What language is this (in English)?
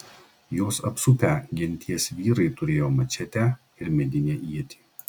Lithuanian